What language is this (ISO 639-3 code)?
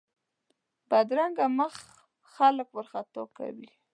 pus